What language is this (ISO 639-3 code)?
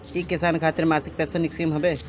bho